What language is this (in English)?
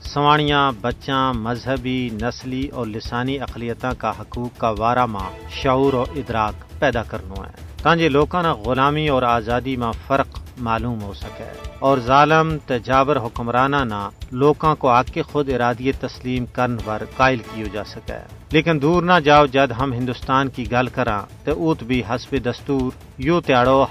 Urdu